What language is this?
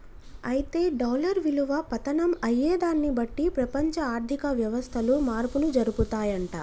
Telugu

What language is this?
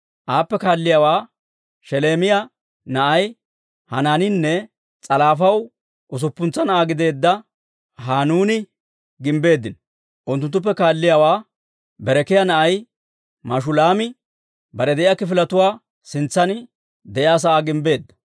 Dawro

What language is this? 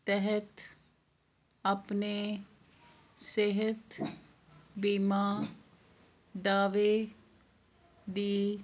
Punjabi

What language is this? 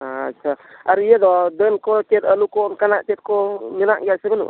Santali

